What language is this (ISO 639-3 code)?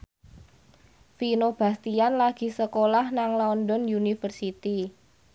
jav